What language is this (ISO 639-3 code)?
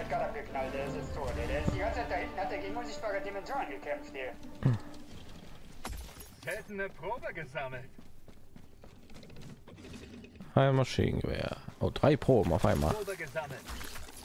deu